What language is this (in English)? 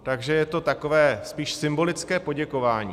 Czech